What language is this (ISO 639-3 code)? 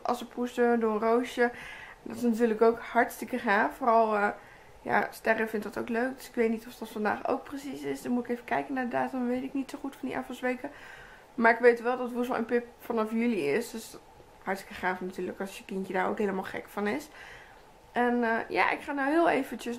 nld